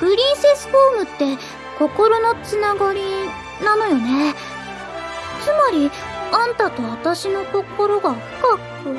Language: Japanese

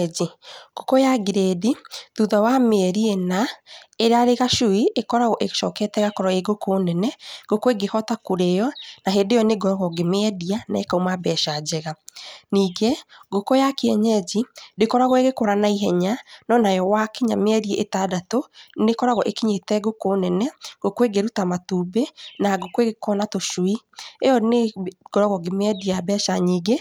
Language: Kikuyu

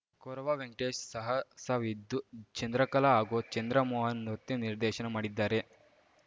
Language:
Kannada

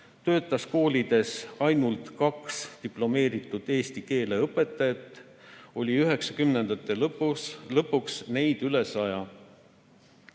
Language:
Estonian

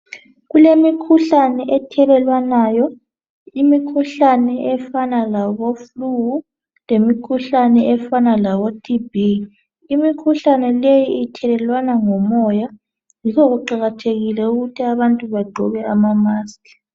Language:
North Ndebele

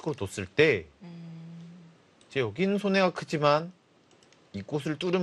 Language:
Korean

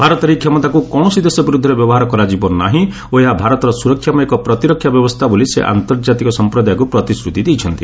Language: Odia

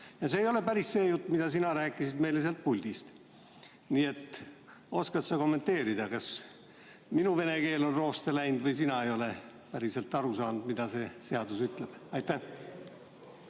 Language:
Estonian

